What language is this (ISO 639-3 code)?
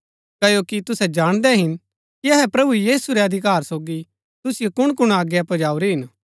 gbk